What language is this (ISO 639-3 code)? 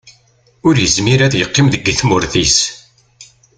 kab